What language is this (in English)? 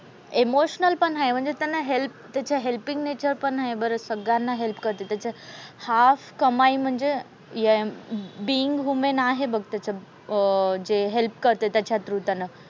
Marathi